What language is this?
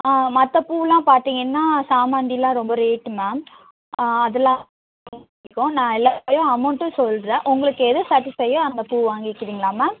Tamil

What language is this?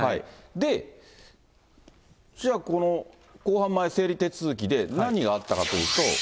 Japanese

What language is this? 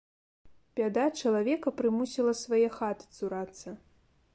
Belarusian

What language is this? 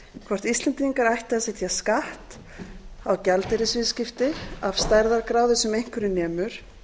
Icelandic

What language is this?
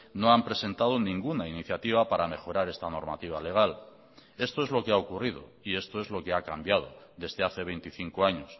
Spanish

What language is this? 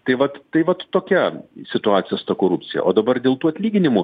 Lithuanian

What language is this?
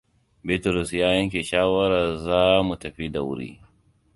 Hausa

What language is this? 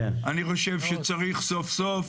Hebrew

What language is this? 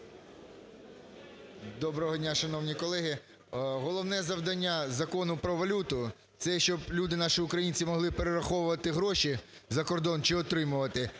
Ukrainian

